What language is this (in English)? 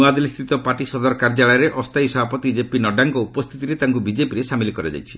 Odia